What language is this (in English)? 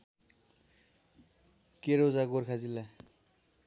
Nepali